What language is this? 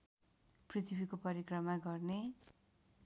Nepali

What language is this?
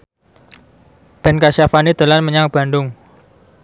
Javanese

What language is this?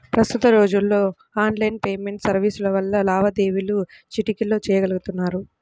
Telugu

